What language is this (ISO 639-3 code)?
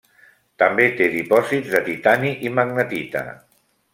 cat